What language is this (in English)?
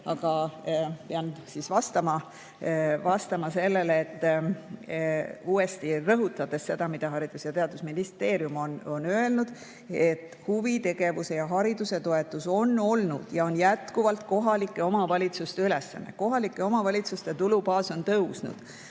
Estonian